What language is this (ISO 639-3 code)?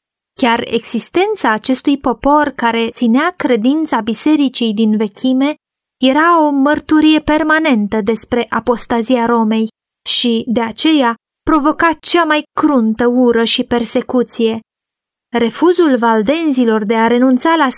ron